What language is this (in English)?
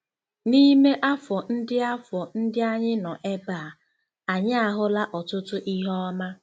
Igbo